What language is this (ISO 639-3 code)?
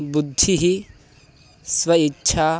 san